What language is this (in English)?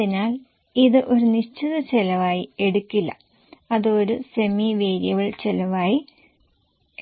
Malayalam